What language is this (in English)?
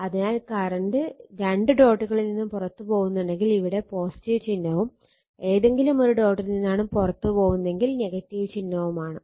Malayalam